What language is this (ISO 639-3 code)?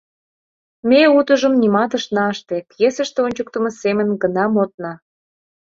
chm